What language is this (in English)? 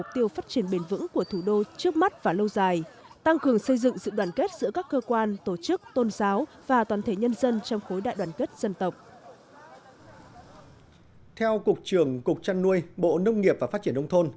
Vietnamese